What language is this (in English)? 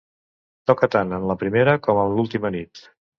Catalan